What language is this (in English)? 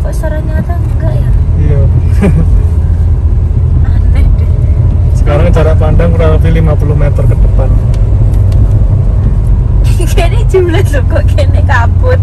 Indonesian